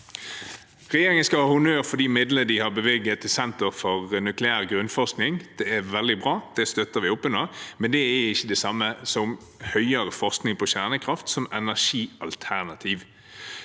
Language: Norwegian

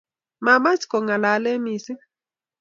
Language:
Kalenjin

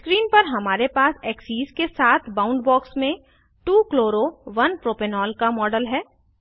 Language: Hindi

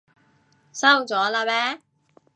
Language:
Cantonese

